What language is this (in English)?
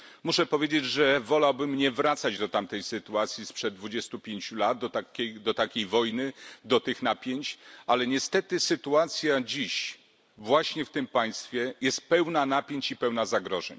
Polish